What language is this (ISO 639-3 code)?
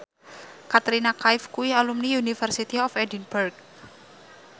jav